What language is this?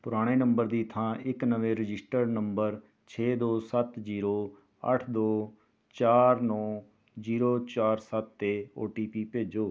Punjabi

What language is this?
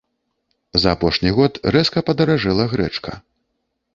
Belarusian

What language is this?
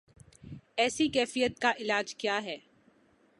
Urdu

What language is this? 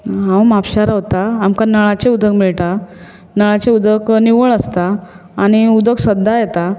Konkani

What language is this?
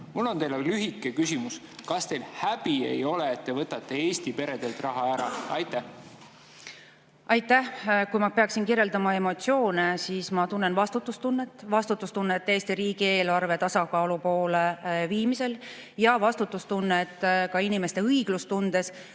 Estonian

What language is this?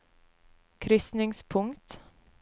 Norwegian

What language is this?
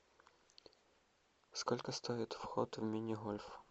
Russian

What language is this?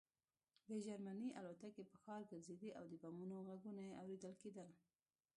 Pashto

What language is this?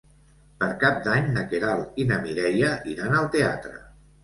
Catalan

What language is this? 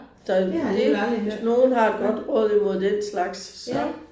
Danish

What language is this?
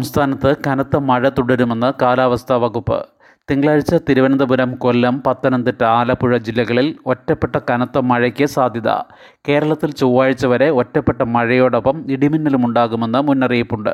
Malayalam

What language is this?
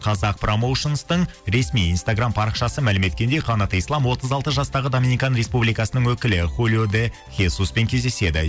Kazakh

